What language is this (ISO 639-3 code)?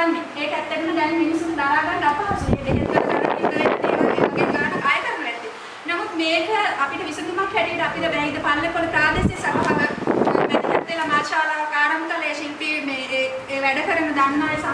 ind